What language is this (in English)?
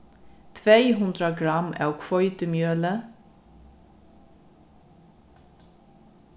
Faroese